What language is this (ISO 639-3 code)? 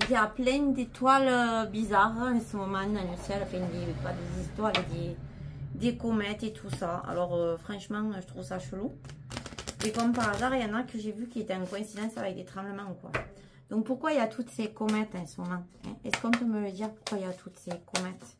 fra